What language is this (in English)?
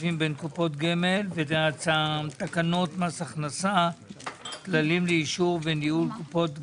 Hebrew